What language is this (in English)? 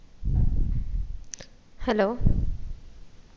Malayalam